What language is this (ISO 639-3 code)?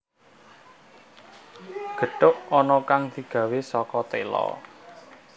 jav